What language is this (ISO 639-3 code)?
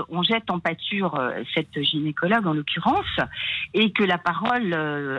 fra